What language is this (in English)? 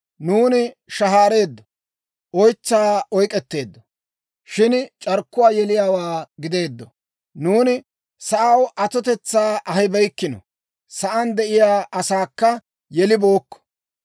Dawro